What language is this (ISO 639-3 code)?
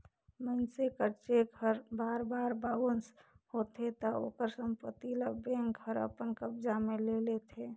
hne